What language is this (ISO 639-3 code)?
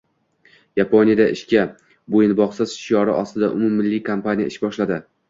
uzb